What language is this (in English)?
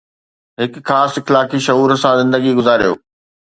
Sindhi